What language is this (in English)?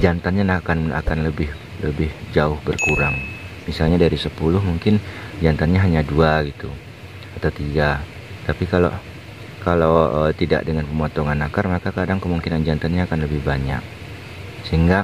Indonesian